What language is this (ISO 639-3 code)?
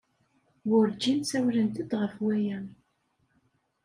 kab